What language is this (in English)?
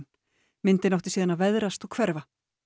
Icelandic